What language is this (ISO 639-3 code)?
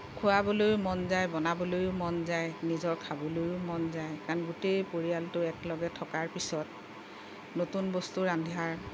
asm